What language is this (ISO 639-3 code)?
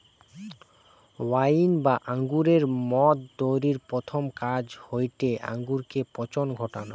ben